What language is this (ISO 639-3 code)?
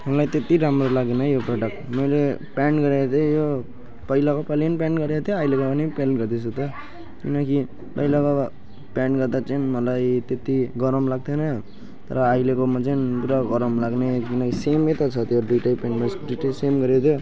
nep